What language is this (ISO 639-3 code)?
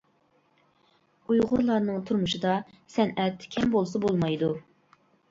uig